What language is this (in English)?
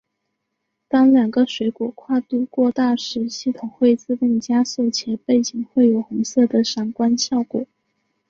Chinese